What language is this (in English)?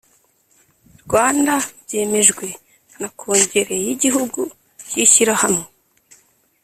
Kinyarwanda